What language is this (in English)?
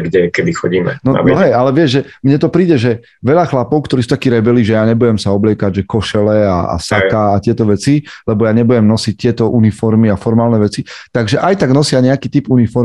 Slovak